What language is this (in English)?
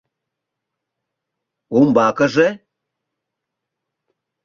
Mari